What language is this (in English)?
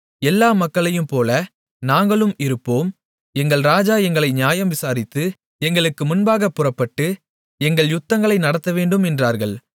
Tamil